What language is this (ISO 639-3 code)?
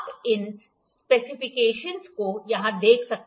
hin